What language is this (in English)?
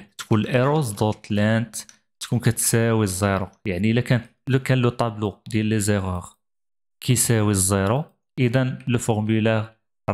Arabic